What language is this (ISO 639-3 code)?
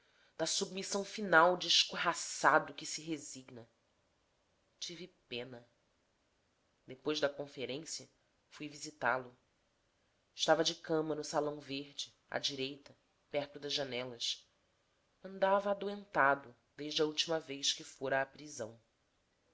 por